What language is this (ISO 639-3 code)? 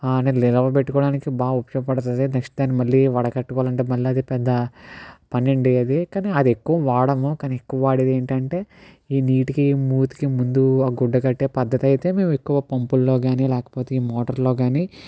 tel